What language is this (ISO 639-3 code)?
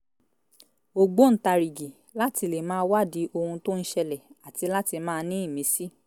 yor